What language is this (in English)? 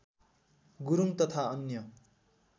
Nepali